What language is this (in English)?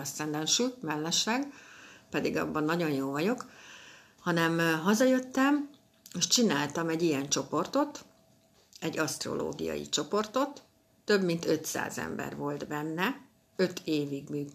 Hungarian